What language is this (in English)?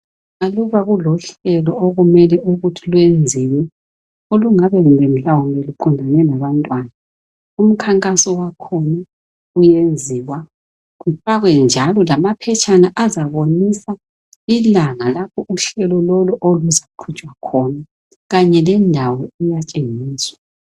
North Ndebele